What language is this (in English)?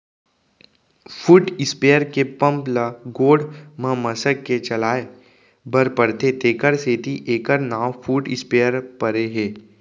Chhattisgarhi